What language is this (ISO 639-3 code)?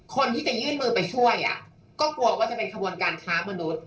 tha